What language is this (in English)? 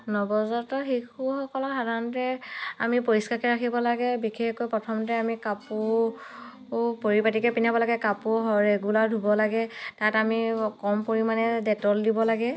Assamese